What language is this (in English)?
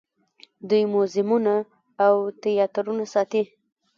Pashto